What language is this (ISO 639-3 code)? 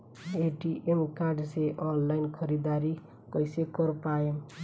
bho